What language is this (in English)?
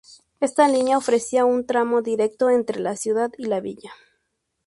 Spanish